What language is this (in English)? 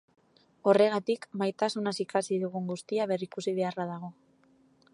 Basque